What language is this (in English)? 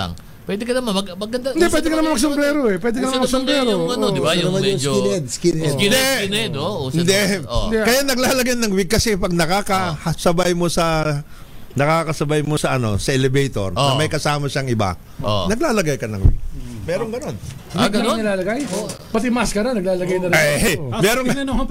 Filipino